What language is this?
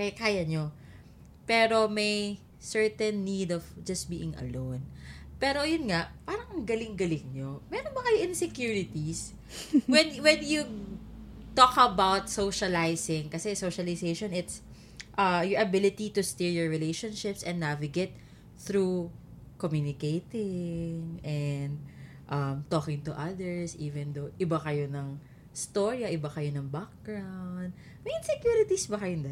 Filipino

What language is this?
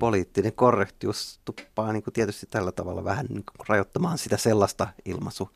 Finnish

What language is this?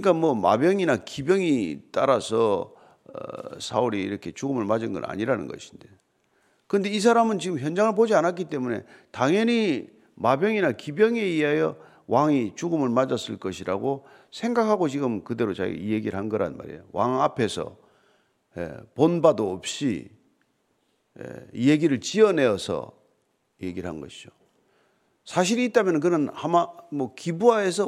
Korean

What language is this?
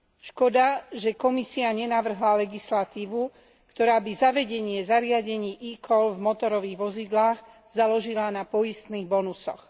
Slovak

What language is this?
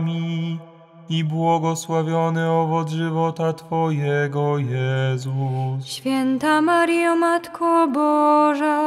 Polish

